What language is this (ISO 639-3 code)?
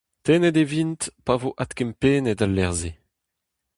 bre